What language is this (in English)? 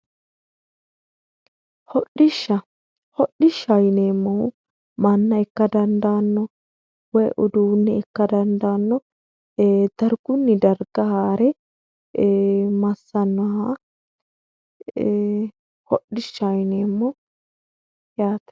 Sidamo